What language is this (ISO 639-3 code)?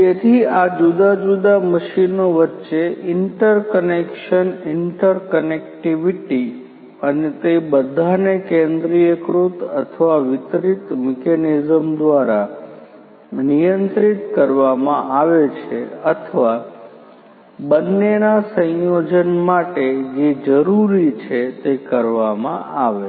guj